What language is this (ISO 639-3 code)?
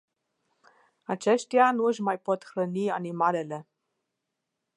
ron